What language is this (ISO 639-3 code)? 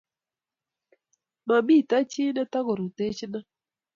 kln